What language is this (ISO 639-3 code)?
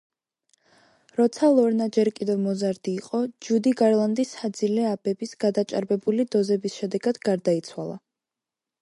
kat